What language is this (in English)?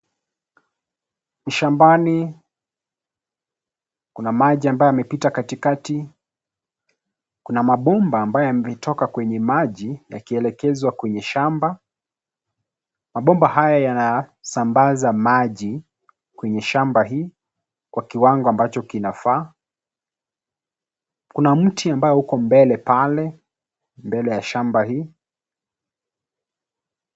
Swahili